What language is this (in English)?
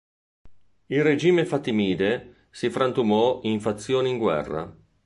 Italian